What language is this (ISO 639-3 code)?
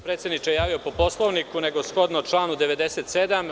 srp